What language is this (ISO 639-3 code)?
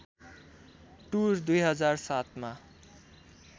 nep